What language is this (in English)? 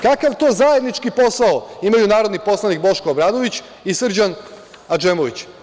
Serbian